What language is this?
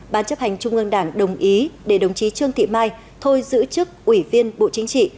Vietnamese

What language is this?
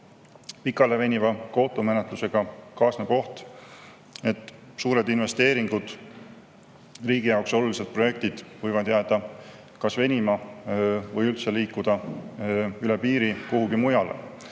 Estonian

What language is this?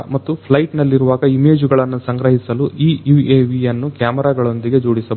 Kannada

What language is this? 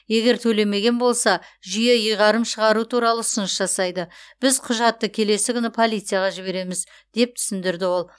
Kazakh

